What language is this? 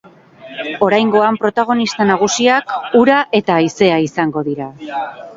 Basque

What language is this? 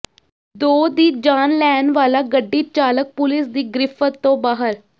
Punjabi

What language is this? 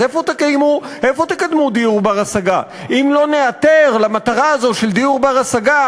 Hebrew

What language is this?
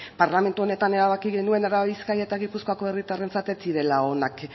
Basque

